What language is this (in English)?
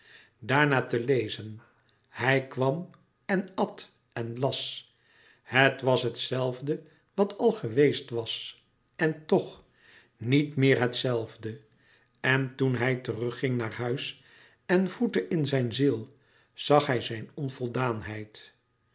Dutch